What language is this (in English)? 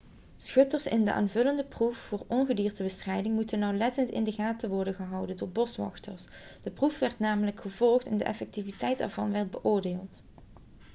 Dutch